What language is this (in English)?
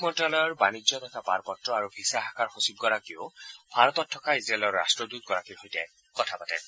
Assamese